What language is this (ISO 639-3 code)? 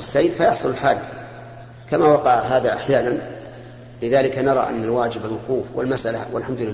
ara